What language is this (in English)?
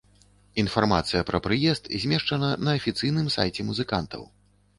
Belarusian